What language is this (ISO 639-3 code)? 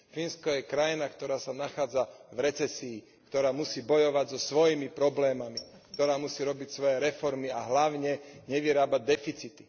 slk